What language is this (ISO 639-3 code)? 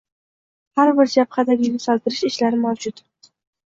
uzb